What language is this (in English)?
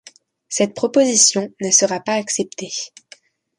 French